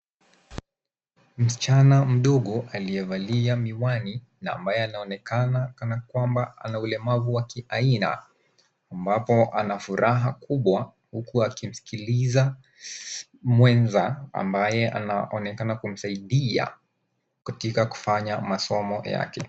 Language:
Swahili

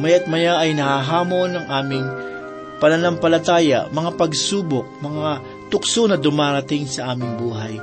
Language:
Filipino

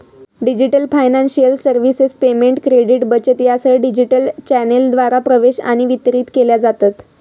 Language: Marathi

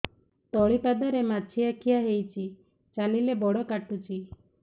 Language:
Odia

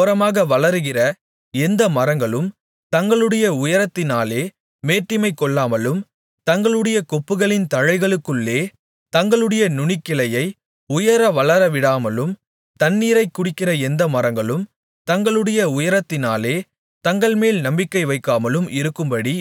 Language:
Tamil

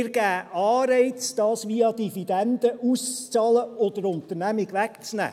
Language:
Swiss German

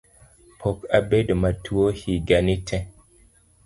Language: Luo (Kenya and Tanzania)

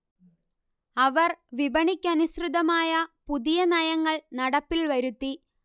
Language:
Malayalam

